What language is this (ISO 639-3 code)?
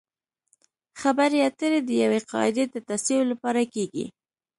pus